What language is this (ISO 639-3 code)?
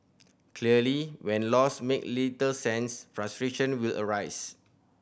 eng